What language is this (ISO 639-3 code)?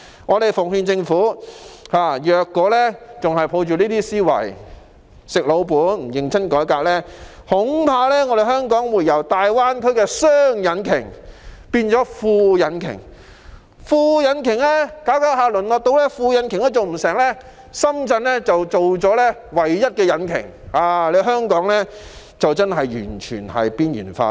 yue